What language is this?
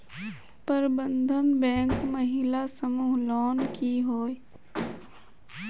Magahi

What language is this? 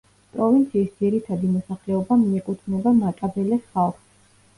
Georgian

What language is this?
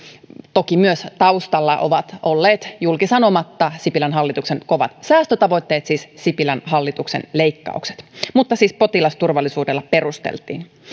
Finnish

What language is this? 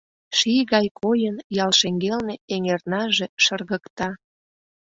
Mari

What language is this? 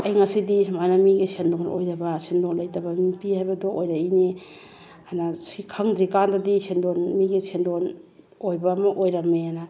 Manipuri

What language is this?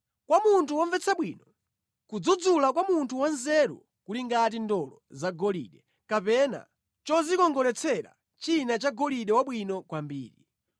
Nyanja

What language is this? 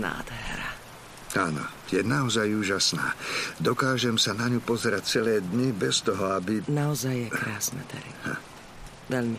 Slovak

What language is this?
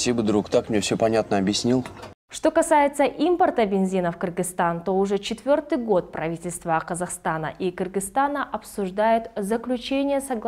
Russian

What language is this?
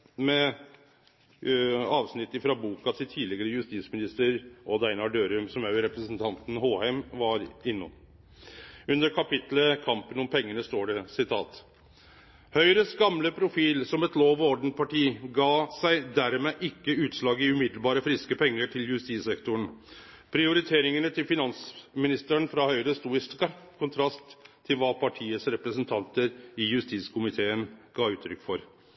Norwegian Nynorsk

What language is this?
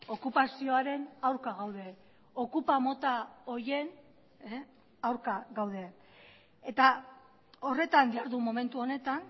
Basque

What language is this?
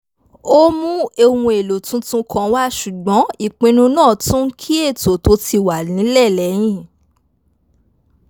Yoruba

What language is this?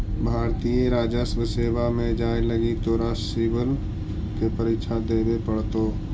Magahi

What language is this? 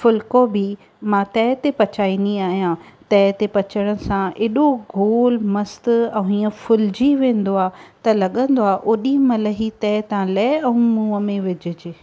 Sindhi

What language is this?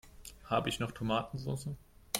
German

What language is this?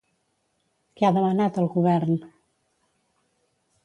Catalan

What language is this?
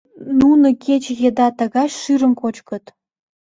Mari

